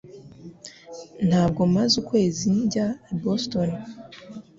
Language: Kinyarwanda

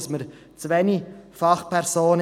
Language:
Swiss German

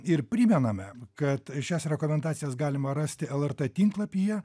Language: Lithuanian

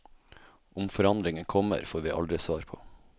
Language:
Norwegian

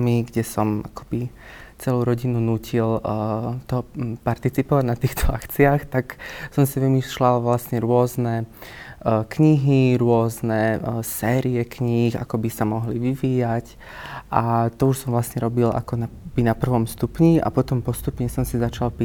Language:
Slovak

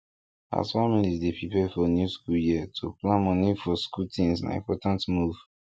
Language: Nigerian Pidgin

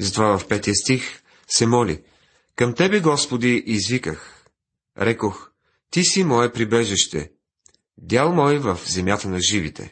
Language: Bulgarian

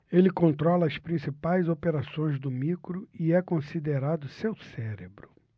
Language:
Portuguese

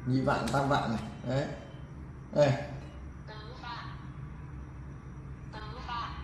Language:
Vietnamese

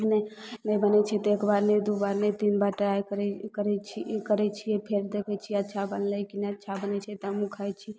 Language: Maithili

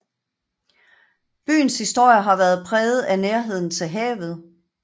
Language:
Danish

